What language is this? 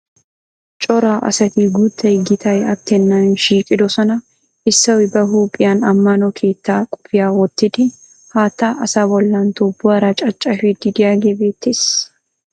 Wolaytta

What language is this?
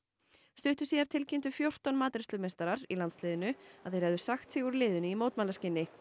Icelandic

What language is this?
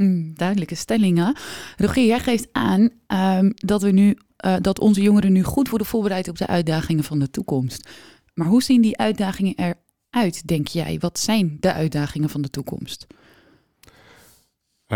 Dutch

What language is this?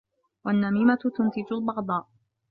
Arabic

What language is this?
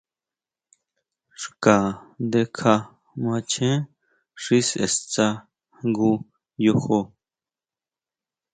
Huautla Mazatec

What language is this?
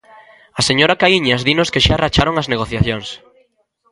Galician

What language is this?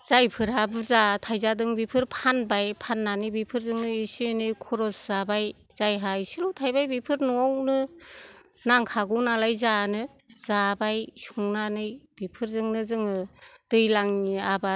Bodo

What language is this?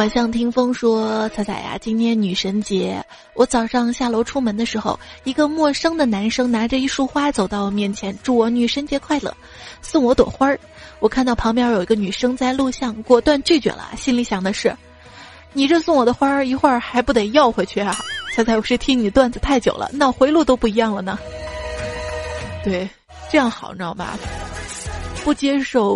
Chinese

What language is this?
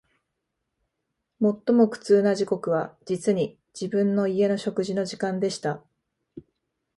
Japanese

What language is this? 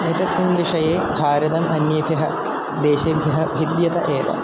Sanskrit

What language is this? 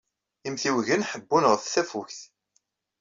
Kabyle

